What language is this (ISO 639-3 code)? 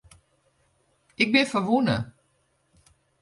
fry